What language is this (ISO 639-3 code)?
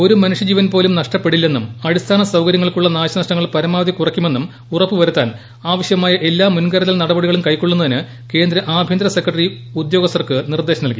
mal